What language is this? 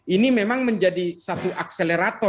Indonesian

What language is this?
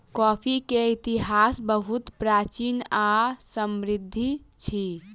Maithili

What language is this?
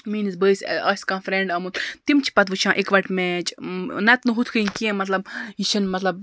Kashmiri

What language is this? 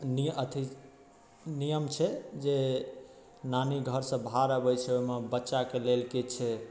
Maithili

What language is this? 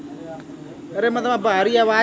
Bhojpuri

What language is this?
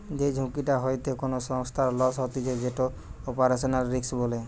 Bangla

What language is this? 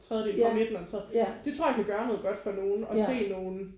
Danish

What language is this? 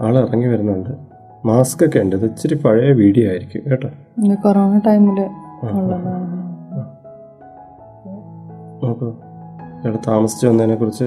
Malayalam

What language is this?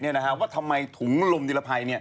Thai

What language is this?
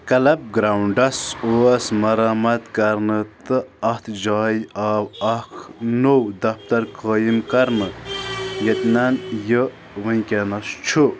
Kashmiri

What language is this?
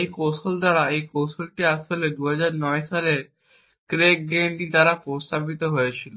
Bangla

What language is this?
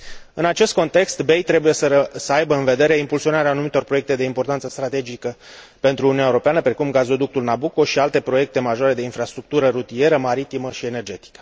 Romanian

